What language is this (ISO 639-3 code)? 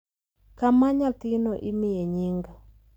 luo